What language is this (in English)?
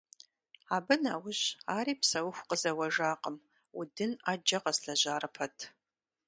Kabardian